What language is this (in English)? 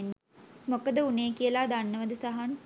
Sinhala